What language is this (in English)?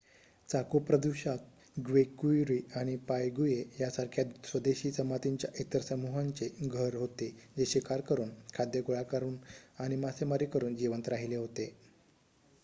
Marathi